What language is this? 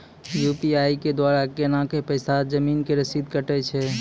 Maithili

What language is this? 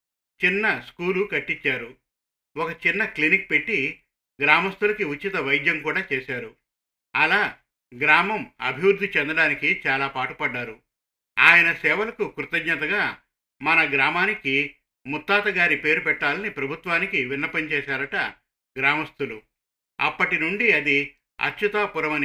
Telugu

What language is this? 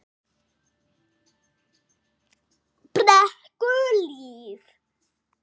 Icelandic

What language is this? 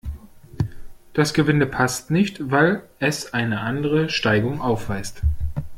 German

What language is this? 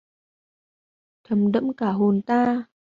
Vietnamese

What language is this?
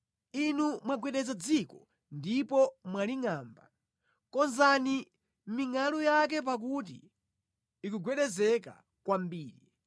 Nyanja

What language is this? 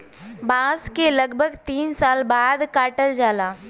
Bhojpuri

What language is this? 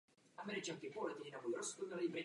Czech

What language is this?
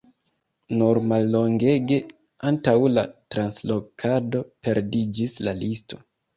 Esperanto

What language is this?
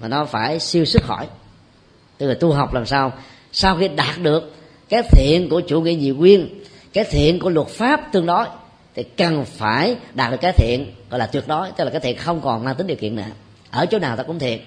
Vietnamese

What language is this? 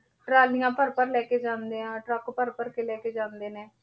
Punjabi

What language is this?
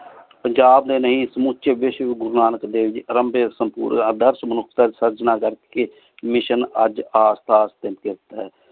Punjabi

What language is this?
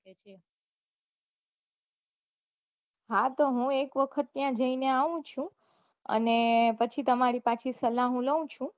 Gujarati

